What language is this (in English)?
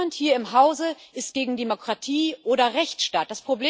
German